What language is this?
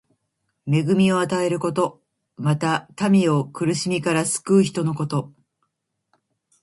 Japanese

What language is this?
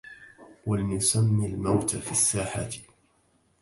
Arabic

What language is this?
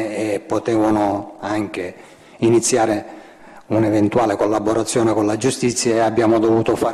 Italian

